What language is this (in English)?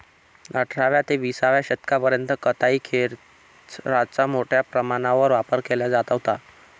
Marathi